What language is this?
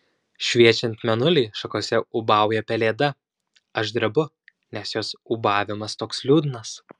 Lithuanian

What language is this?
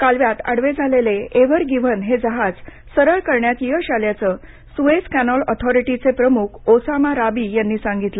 Marathi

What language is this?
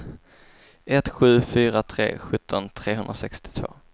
Swedish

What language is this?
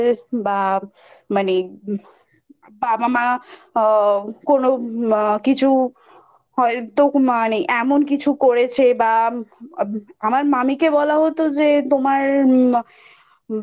Bangla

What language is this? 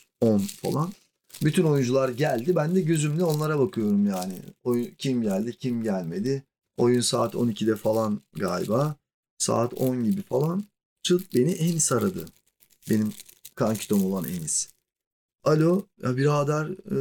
Turkish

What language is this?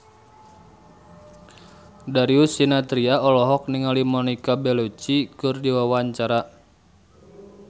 Sundanese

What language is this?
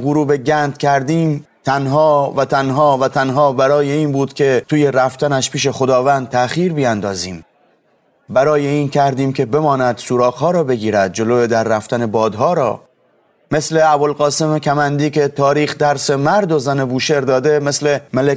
Persian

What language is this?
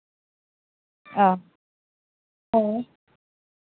Santali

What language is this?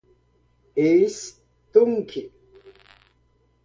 Portuguese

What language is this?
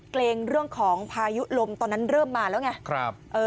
Thai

